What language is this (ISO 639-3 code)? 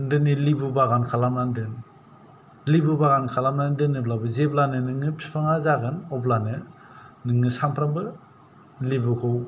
brx